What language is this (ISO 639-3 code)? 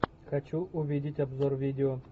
rus